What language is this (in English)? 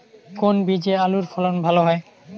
Bangla